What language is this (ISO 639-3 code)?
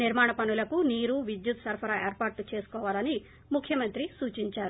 tel